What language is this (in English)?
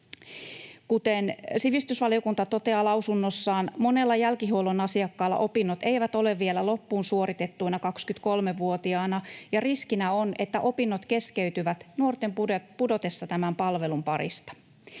Finnish